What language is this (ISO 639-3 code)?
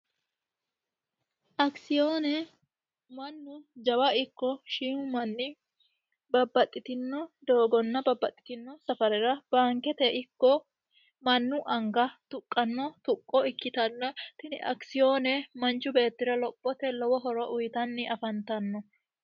sid